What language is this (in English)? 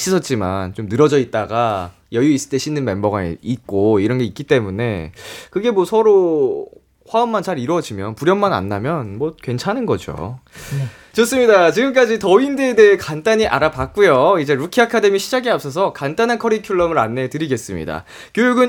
Korean